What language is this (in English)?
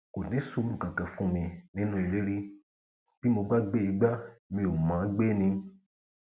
Yoruba